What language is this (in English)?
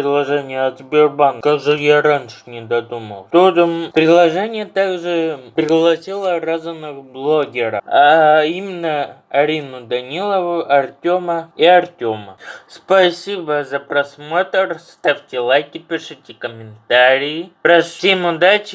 Russian